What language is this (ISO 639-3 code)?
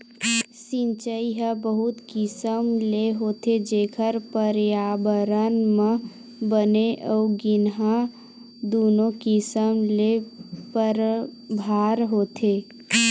hne